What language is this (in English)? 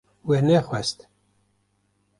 Kurdish